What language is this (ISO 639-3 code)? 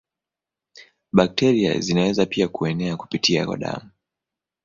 swa